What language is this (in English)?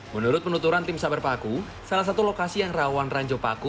Indonesian